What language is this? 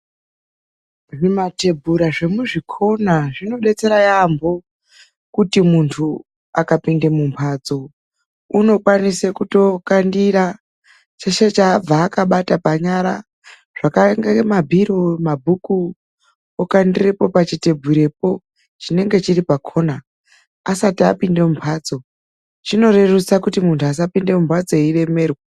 Ndau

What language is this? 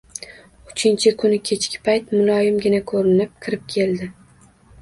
Uzbek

